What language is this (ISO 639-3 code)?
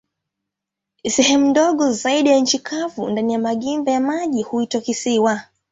swa